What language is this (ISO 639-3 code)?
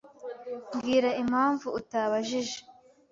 kin